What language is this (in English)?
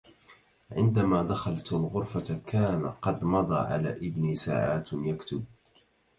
Arabic